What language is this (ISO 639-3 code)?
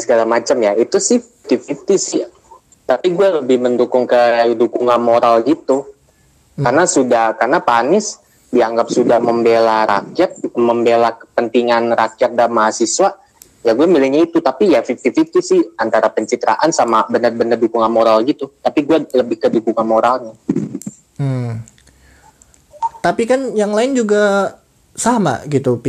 ind